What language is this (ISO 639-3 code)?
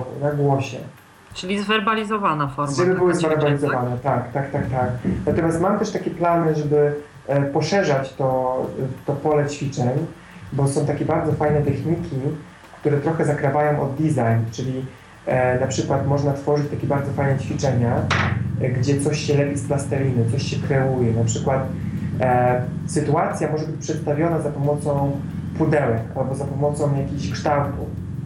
pol